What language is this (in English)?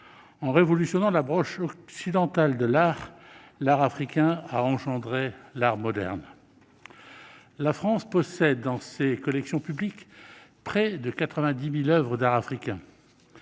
French